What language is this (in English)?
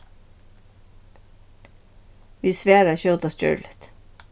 Faroese